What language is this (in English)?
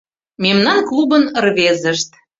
Mari